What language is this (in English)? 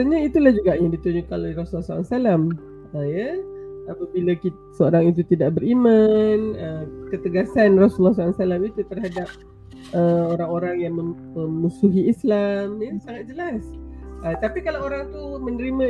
Malay